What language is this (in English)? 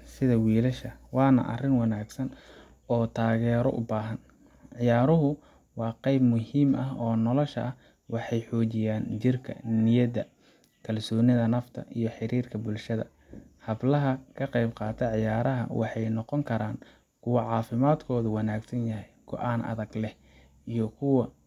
Somali